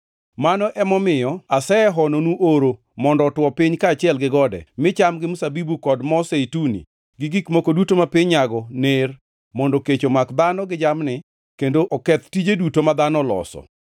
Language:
Luo (Kenya and Tanzania)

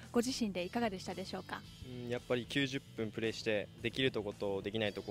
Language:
Japanese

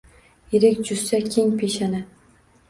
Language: Uzbek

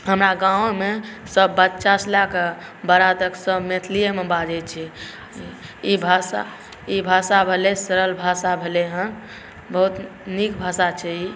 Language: Maithili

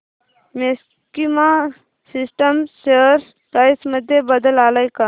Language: Marathi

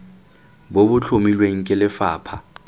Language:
Tswana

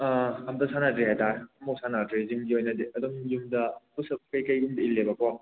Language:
Manipuri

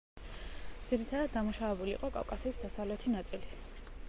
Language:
Georgian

